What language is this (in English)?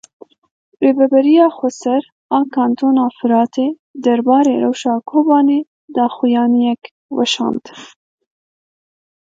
Kurdish